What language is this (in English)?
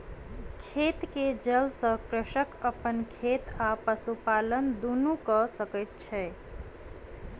Maithili